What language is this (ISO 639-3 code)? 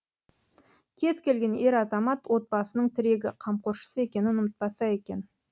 kaz